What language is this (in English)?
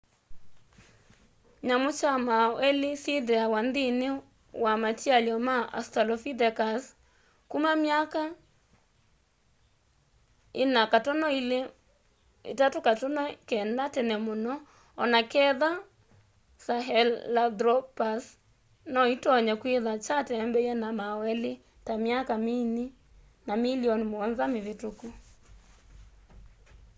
Kamba